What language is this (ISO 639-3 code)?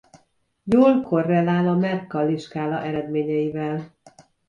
hun